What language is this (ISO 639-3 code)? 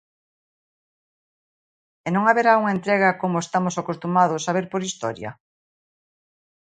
glg